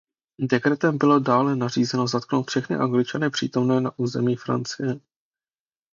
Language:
Czech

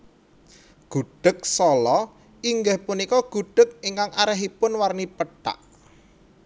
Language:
Javanese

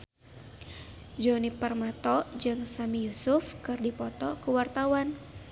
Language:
Sundanese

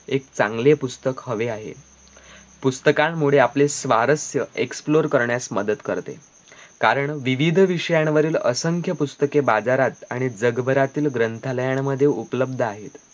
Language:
Marathi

